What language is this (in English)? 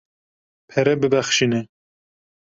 Kurdish